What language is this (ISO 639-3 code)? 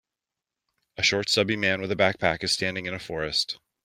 eng